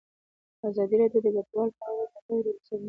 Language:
Pashto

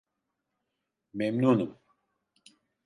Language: Turkish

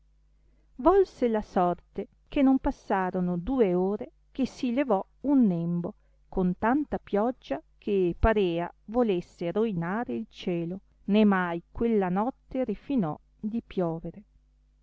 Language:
Italian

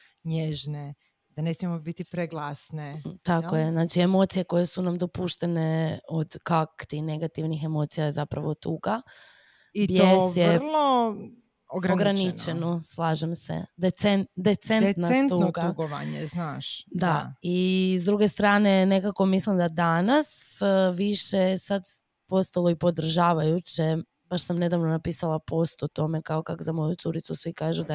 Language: Croatian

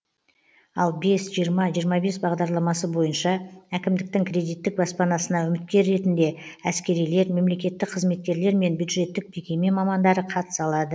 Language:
Kazakh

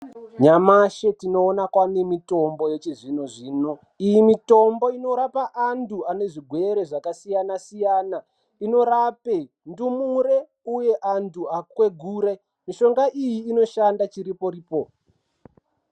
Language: Ndau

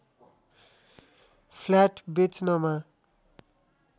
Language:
Nepali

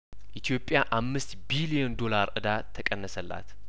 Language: Amharic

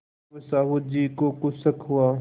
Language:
Hindi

